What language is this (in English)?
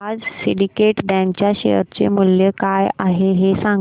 Marathi